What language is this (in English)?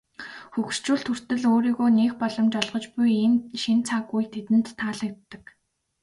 Mongolian